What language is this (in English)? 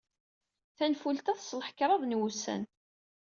Kabyle